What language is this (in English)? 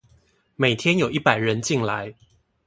Chinese